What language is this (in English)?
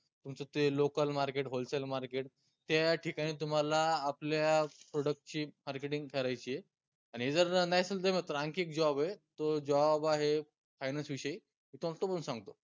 Marathi